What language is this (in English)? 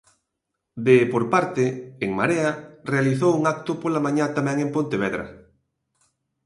Galician